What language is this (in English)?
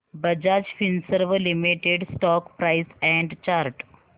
Marathi